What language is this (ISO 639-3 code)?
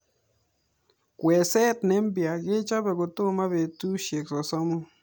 kln